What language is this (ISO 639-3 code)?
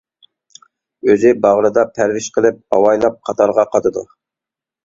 uig